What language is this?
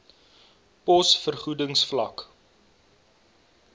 Afrikaans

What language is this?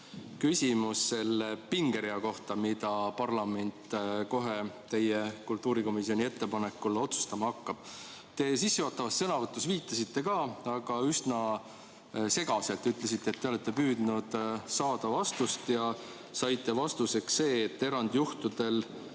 Estonian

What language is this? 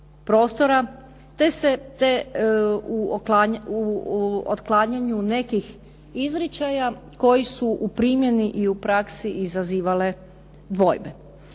Croatian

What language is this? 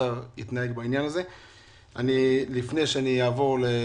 Hebrew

